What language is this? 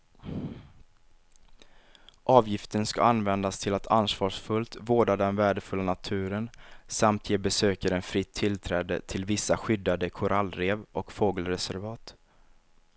Swedish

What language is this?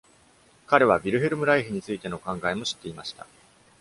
Japanese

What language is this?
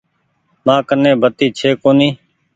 Goaria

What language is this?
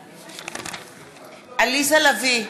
Hebrew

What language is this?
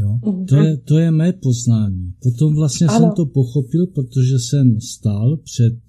Czech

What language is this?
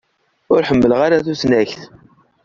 Kabyle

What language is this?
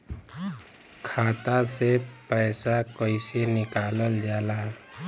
Bhojpuri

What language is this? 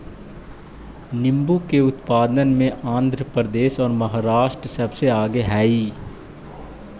Magahi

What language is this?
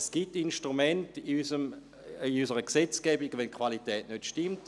Swiss German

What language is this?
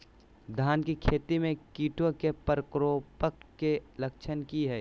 Magahi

